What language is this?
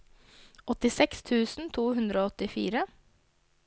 Norwegian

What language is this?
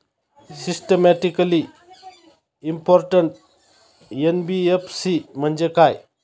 Marathi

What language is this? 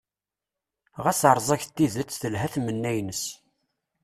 Kabyle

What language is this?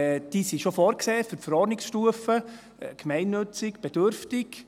Swiss German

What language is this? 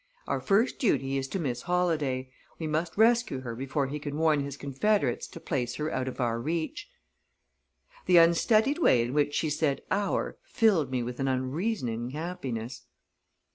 English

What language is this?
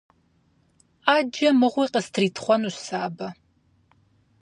Kabardian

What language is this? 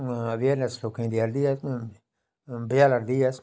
Dogri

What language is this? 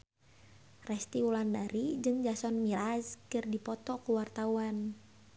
Sundanese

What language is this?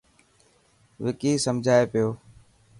Dhatki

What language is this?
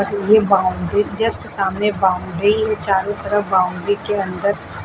Hindi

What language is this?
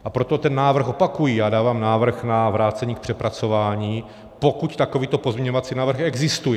Czech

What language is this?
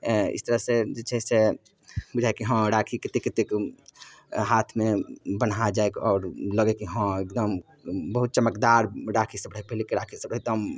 Maithili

